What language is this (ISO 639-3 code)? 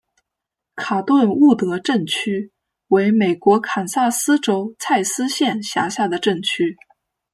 zho